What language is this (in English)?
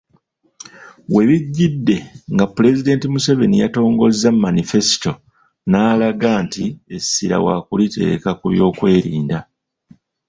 Ganda